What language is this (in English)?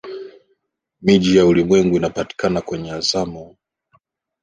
Swahili